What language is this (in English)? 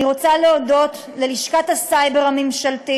Hebrew